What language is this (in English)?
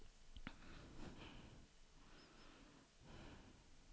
Swedish